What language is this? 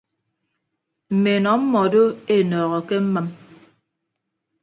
Ibibio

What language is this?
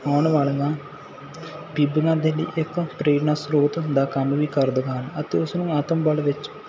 Punjabi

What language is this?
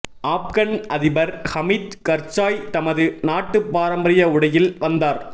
Tamil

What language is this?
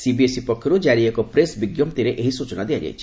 Odia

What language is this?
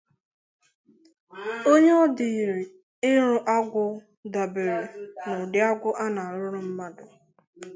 Igbo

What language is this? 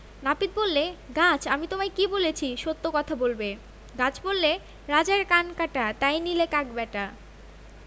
Bangla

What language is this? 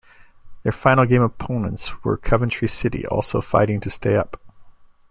English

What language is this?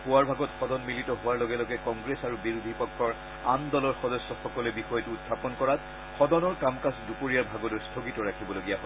Assamese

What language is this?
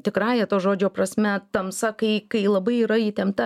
Lithuanian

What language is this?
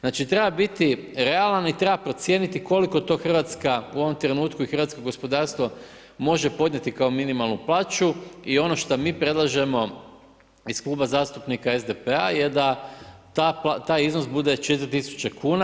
Croatian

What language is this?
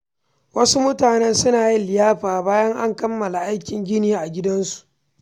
Hausa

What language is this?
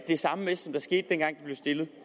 Danish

